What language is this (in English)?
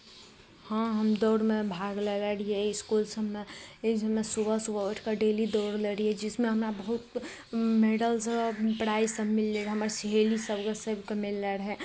Maithili